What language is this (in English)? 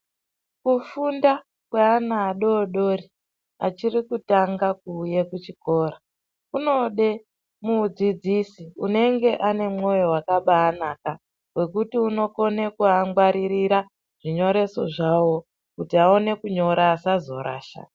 Ndau